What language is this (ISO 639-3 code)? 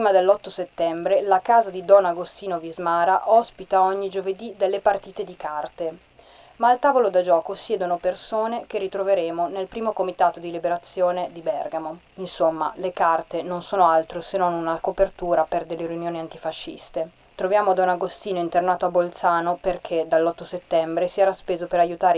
ita